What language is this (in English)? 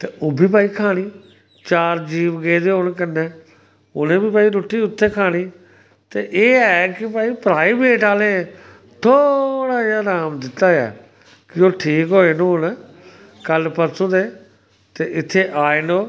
Dogri